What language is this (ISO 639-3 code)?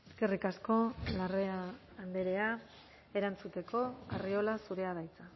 eus